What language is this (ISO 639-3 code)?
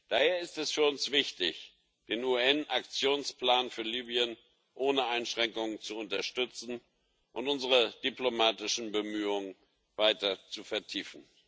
deu